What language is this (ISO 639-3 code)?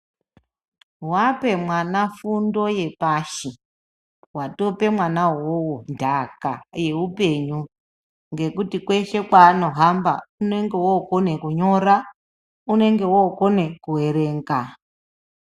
ndc